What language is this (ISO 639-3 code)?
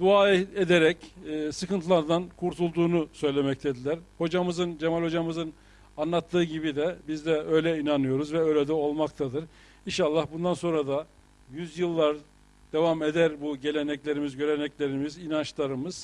tur